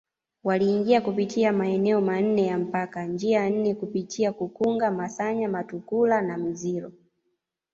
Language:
Swahili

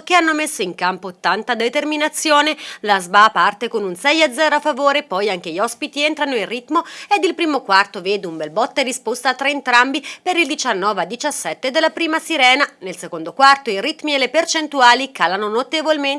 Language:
Italian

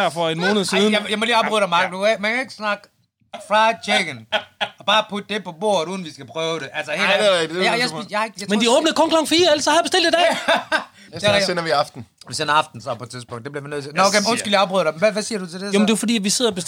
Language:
Danish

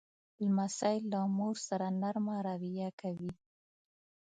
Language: Pashto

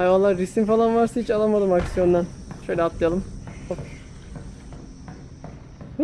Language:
Turkish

